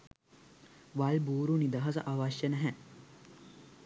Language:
Sinhala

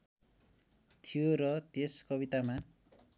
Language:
Nepali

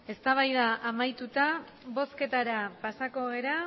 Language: Basque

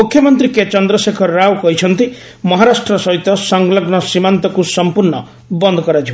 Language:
Odia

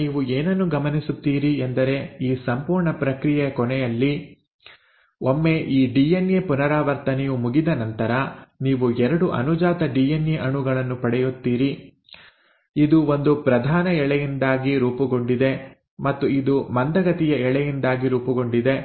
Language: Kannada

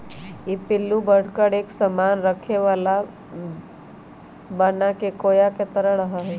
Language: Magahi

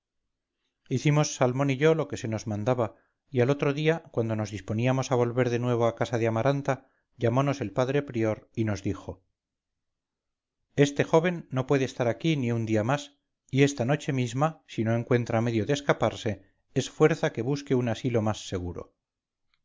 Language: Spanish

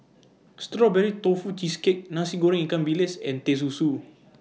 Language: English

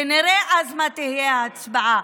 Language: Hebrew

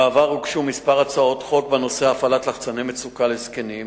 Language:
Hebrew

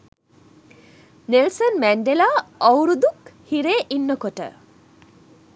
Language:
Sinhala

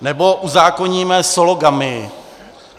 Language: Czech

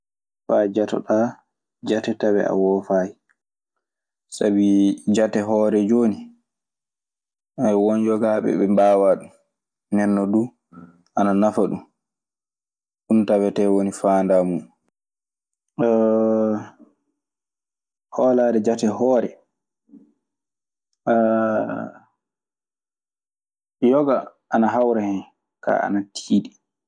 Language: Maasina Fulfulde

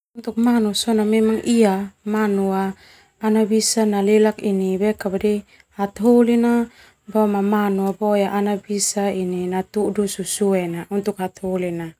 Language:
Termanu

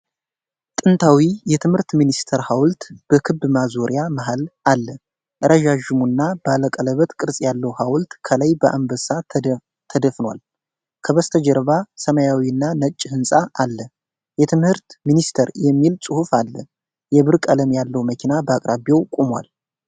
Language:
Amharic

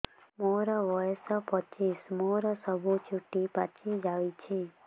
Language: Odia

